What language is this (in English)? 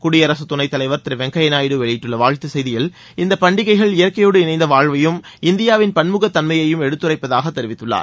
Tamil